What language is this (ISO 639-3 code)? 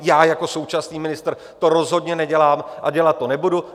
ces